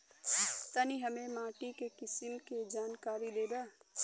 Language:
Bhojpuri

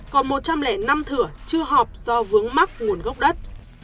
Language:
Vietnamese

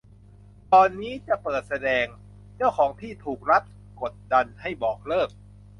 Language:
Thai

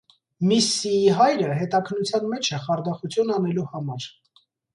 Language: Armenian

